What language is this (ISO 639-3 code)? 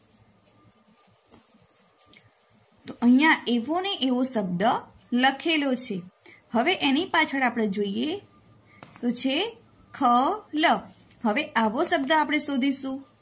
guj